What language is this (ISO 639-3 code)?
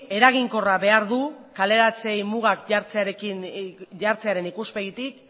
eus